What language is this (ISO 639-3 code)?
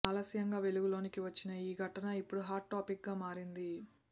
tel